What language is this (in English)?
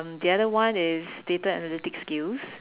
English